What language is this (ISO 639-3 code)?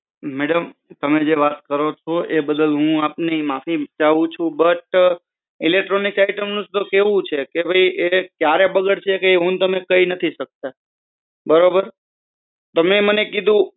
guj